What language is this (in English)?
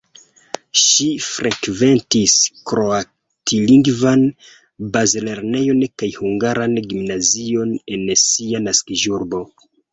Esperanto